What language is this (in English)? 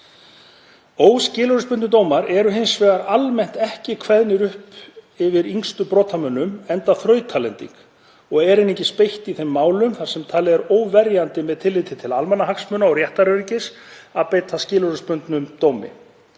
Icelandic